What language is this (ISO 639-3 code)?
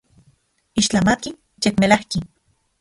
ncx